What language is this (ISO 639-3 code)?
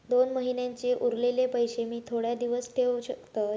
mar